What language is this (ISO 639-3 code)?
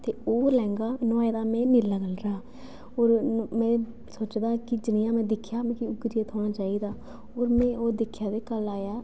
doi